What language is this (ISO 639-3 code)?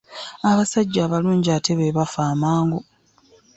lug